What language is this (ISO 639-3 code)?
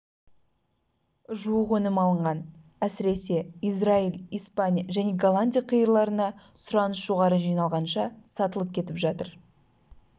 kaz